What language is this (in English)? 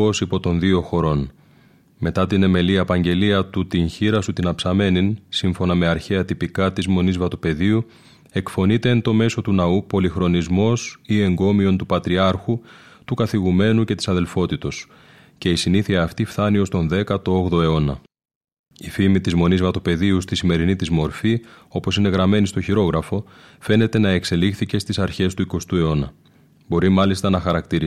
Greek